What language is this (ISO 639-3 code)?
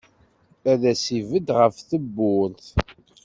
kab